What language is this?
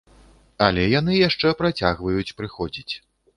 Belarusian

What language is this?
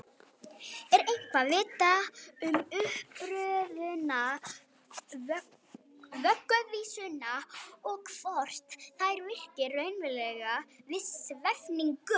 Icelandic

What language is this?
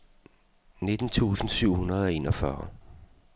Danish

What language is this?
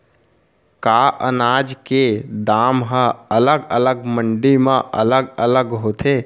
Chhattisgarhi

